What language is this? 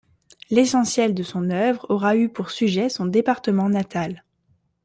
French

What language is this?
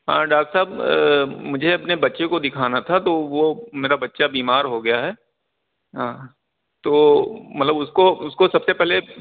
Urdu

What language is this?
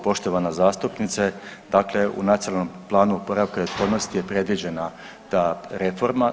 Croatian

